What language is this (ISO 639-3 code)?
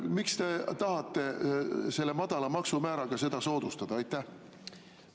est